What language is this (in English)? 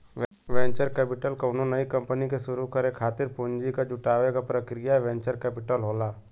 Bhojpuri